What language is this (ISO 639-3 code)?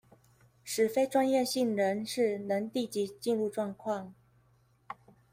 zho